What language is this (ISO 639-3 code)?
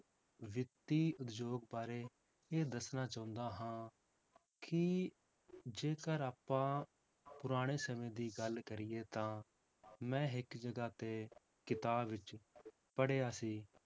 pan